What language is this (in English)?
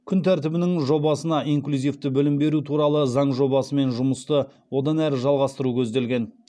Kazakh